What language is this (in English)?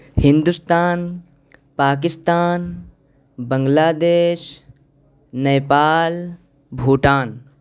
Urdu